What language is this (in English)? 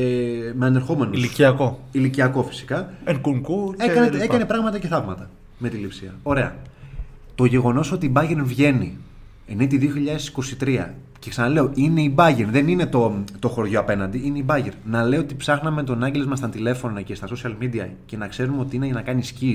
Greek